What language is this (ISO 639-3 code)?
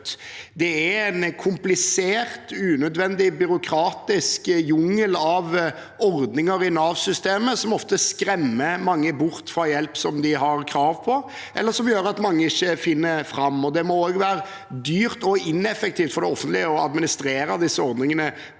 nor